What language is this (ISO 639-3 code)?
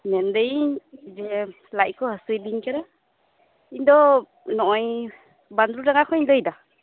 sat